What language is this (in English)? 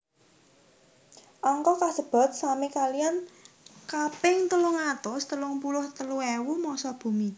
Javanese